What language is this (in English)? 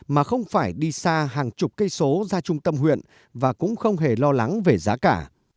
Vietnamese